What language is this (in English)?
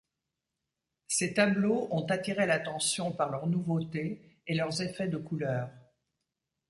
French